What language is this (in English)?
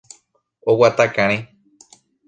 Guarani